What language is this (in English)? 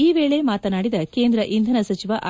Kannada